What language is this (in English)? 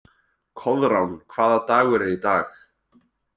Icelandic